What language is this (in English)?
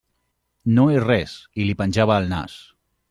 Catalan